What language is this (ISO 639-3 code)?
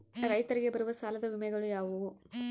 kan